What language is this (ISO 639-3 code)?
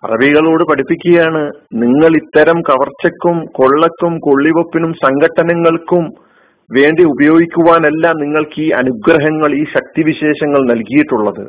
mal